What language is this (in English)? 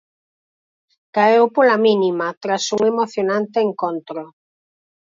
Galician